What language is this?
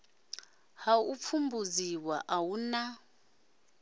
Venda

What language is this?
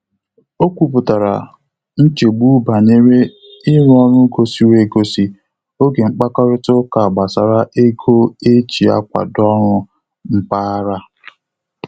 Igbo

